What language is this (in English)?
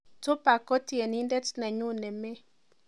Kalenjin